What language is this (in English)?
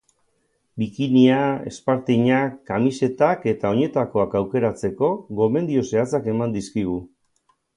Basque